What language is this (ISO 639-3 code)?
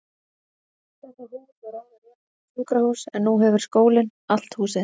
isl